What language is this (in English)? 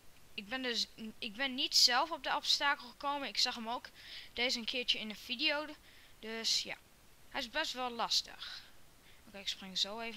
Dutch